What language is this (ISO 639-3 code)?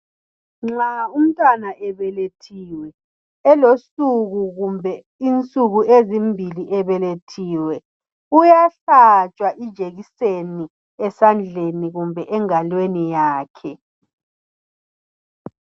nde